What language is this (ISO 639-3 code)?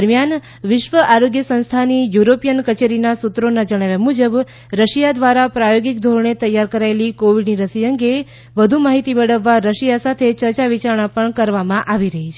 guj